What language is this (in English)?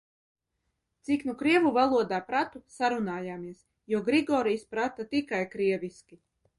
Latvian